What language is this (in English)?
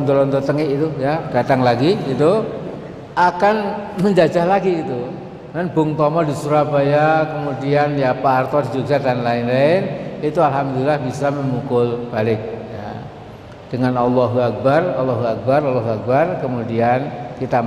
Indonesian